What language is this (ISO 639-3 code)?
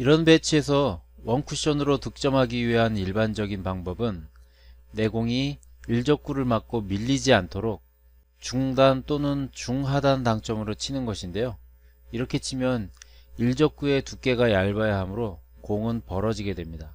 kor